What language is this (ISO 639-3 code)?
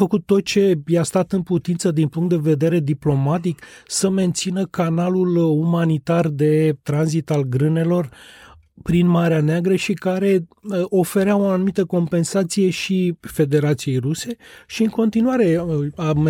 ron